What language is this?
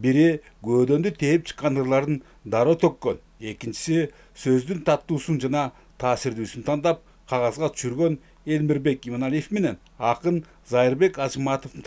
Turkish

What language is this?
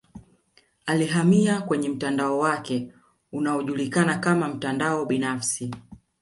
Swahili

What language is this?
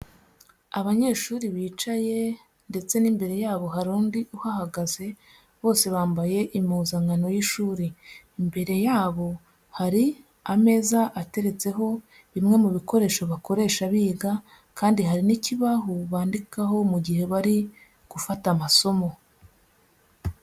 Kinyarwanda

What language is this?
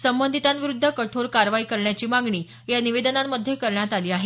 Marathi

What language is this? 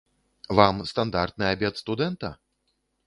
Belarusian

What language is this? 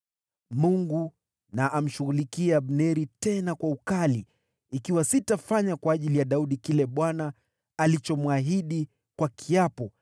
Swahili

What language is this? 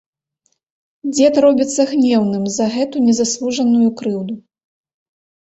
Belarusian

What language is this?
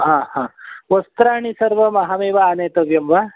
Sanskrit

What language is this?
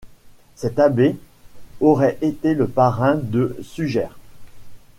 French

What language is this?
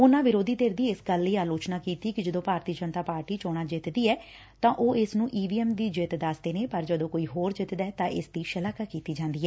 Punjabi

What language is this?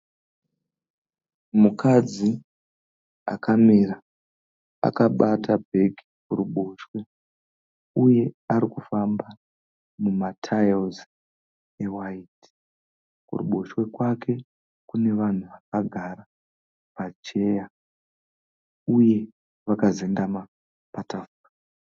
Shona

